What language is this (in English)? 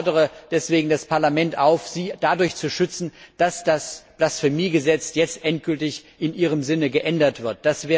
German